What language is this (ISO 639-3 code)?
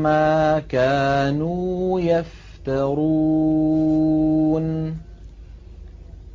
ara